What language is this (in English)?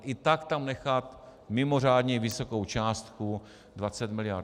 Czech